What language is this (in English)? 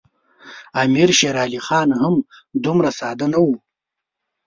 Pashto